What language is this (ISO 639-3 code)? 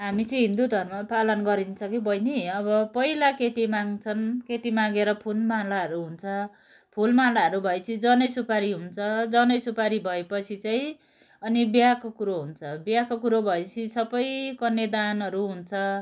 nep